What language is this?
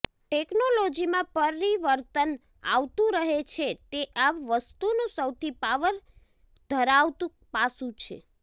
Gujarati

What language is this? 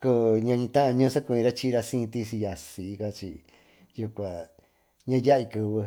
Tututepec Mixtec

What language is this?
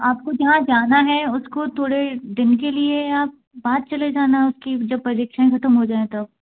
Hindi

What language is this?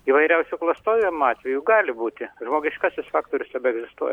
Lithuanian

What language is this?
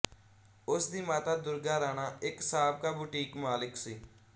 Punjabi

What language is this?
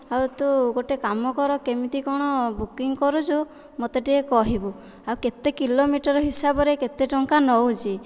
Odia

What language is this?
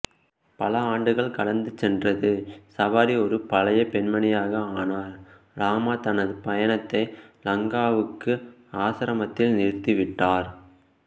Tamil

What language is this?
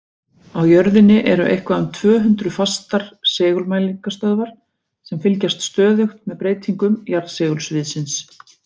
Icelandic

